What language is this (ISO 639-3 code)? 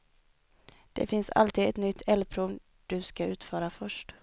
swe